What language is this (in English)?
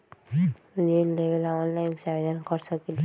Magahi